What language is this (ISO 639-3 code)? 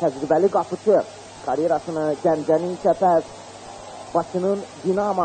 tur